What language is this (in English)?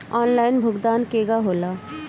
Bhojpuri